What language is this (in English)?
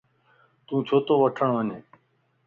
Lasi